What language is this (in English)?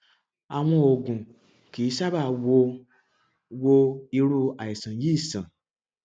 Yoruba